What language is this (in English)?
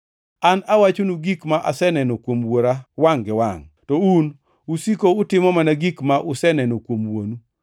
Luo (Kenya and Tanzania)